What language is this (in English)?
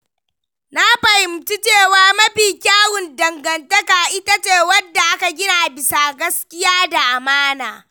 Hausa